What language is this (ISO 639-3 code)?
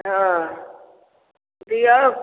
mai